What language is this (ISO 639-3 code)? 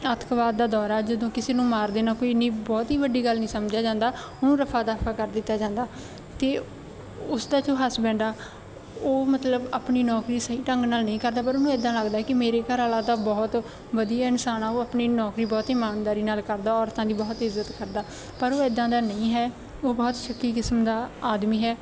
pan